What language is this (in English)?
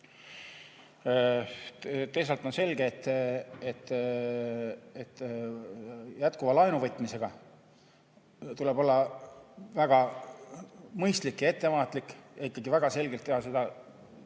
Estonian